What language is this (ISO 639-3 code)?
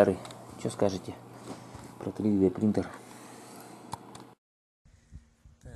rus